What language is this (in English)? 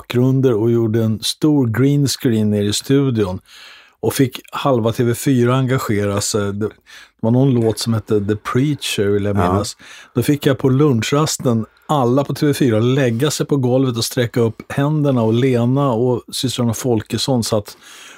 Swedish